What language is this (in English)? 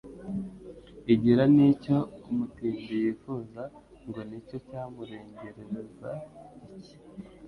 Kinyarwanda